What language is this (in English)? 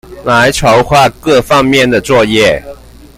Chinese